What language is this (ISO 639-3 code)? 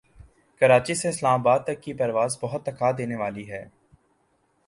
urd